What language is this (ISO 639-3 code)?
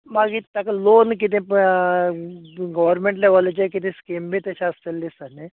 kok